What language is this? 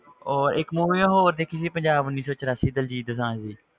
Punjabi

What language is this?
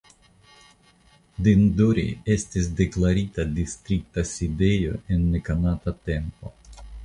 Esperanto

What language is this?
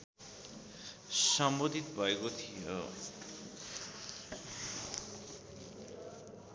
Nepali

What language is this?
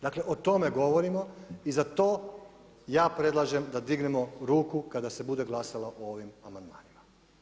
Croatian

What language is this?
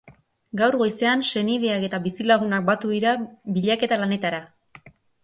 Basque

